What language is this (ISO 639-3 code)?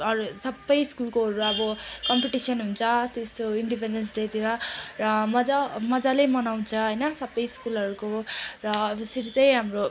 nep